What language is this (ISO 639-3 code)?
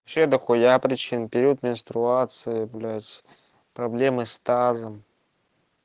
rus